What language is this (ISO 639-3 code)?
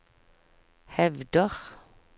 nor